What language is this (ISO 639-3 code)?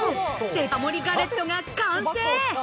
jpn